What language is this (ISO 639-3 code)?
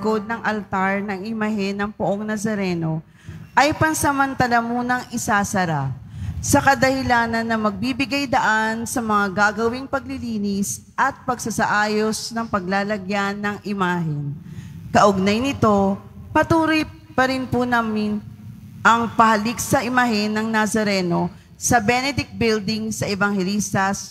fil